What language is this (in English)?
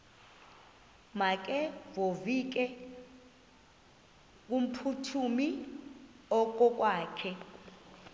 Xhosa